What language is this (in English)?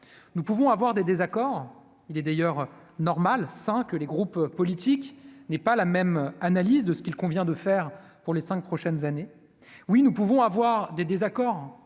French